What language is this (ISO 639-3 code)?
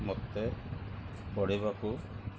ori